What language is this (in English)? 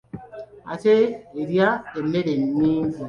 Ganda